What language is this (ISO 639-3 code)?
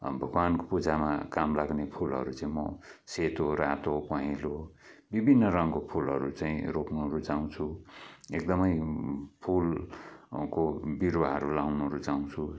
nep